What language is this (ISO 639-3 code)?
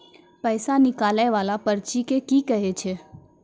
mai